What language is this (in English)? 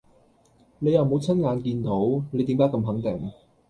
Cantonese